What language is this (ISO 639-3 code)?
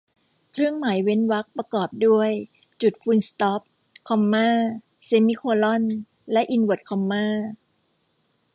tha